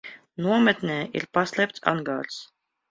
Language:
Latvian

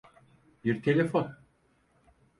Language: Turkish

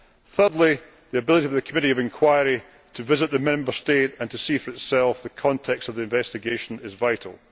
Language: English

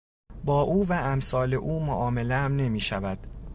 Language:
Persian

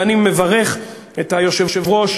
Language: Hebrew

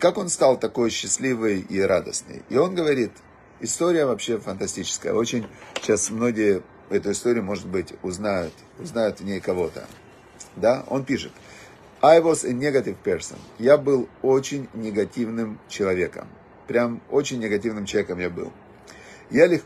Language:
Russian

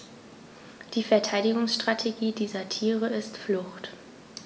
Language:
German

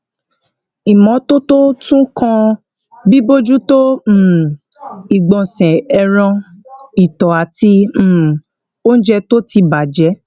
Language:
Yoruba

